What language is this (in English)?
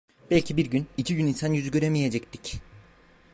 Turkish